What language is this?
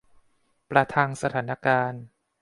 Thai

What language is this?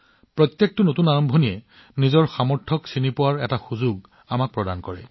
Assamese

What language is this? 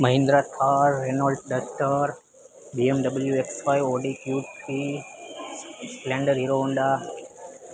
Gujarati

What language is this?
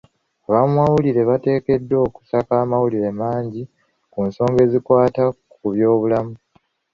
Ganda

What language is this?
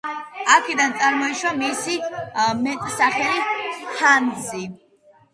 Georgian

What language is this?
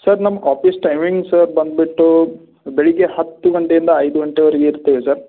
Kannada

